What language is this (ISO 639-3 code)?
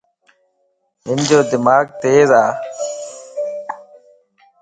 lss